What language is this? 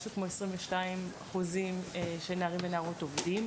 Hebrew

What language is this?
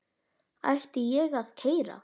Icelandic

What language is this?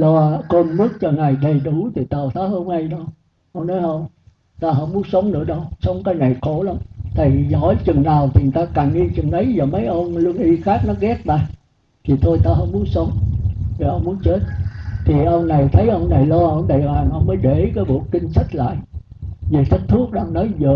Vietnamese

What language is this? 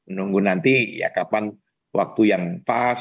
Indonesian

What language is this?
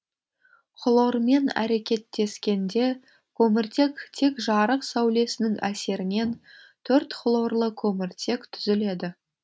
Kazakh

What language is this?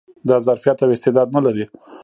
Pashto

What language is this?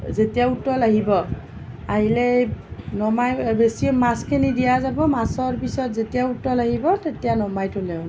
Assamese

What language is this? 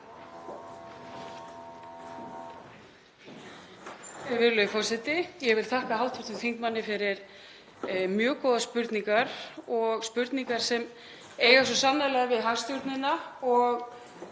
Icelandic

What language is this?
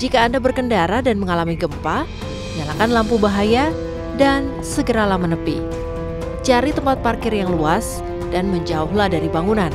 Indonesian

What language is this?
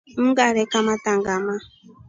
Rombo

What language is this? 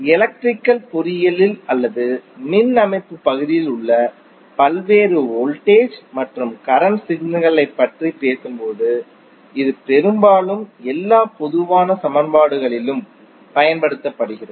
Tamil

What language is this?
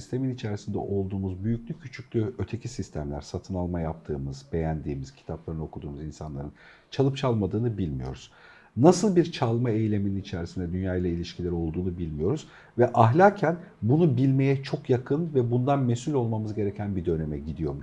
Turkish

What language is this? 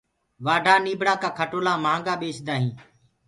Gurgula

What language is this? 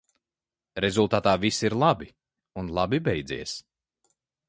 Latvian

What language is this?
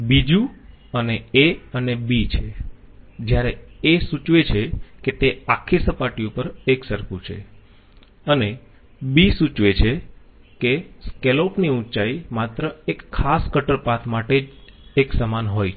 Gujarati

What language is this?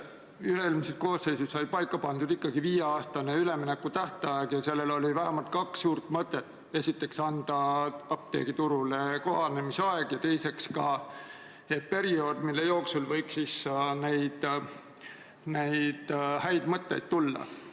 Estonian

